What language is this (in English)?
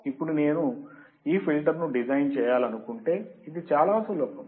Telugu